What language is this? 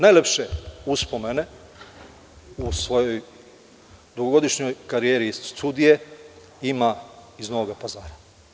Serbian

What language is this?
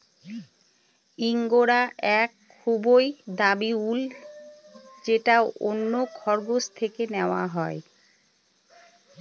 Bangla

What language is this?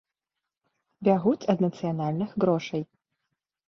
Belarusian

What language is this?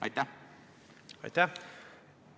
Estonian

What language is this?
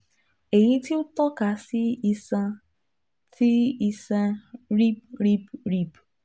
Yoruba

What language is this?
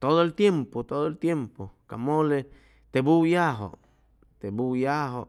Chimalapa Zoque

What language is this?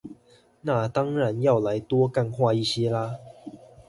Chinese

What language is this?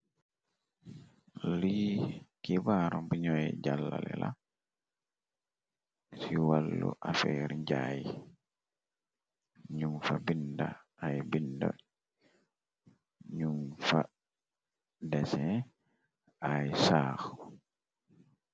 Wolof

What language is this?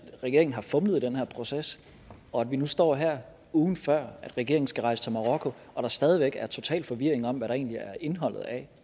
Danish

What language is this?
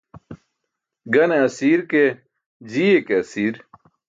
Burushaski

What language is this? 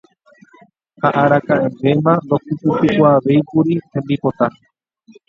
Guarani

